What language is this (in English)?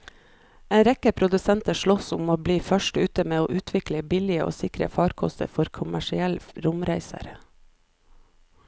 Norwegian